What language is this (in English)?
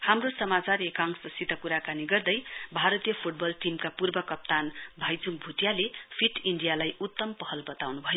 Nepali